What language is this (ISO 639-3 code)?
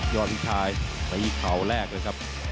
tha